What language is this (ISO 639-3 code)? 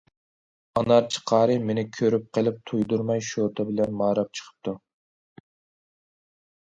uig